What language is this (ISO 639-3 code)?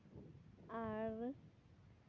sat